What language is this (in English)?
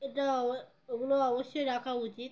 Bangla